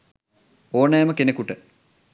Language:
Sinhala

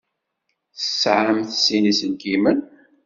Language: Kabyle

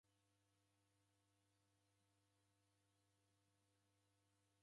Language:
Taita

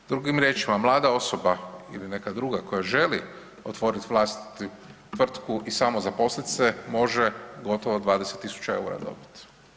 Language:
Croatian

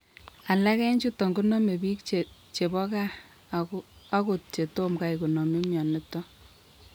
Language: Kalenjin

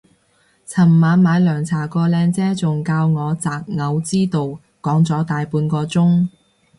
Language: Cantonese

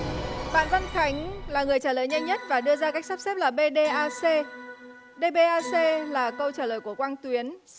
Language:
Vietnamese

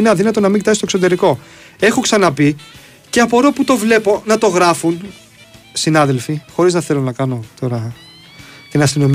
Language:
Greek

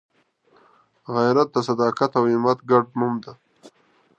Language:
Pashto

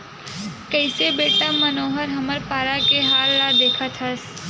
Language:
Chhattisgarhi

